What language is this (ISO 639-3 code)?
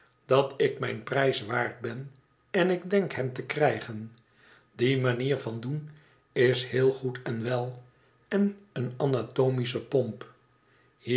nld